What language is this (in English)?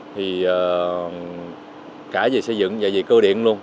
Vietnamese